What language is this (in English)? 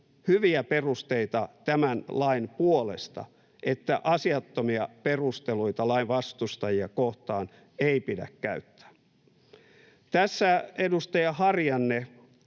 Finnish